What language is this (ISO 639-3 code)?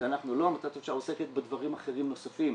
heb